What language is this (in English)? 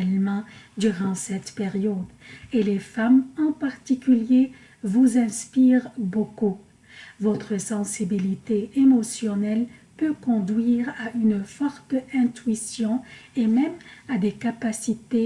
French